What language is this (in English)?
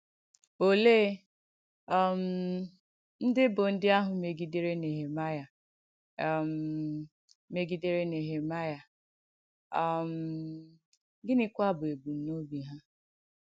Igbo